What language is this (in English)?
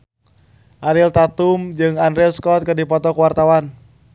Sundanese